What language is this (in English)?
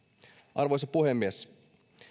Finnish